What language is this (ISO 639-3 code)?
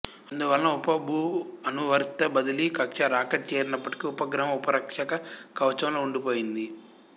tel